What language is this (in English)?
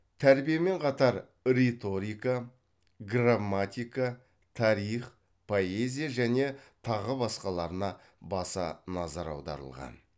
Kazakh